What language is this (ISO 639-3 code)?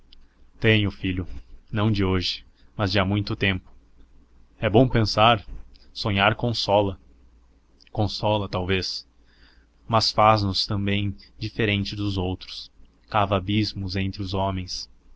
por